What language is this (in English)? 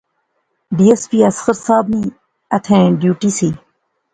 Pahari-Potwari